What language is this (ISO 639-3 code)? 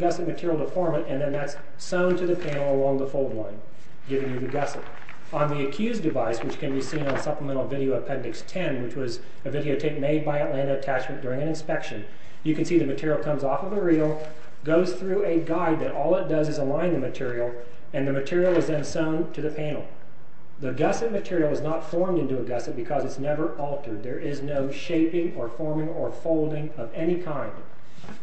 eng